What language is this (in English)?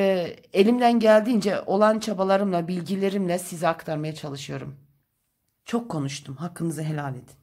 Turkish